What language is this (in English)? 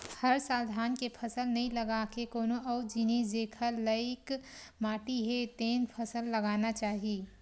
Chhattisgarhi